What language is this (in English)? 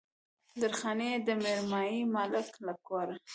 Pashto